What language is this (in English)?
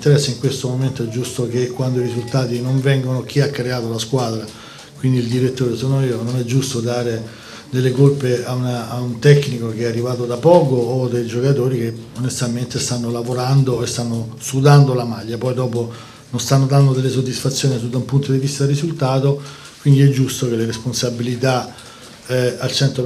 Italian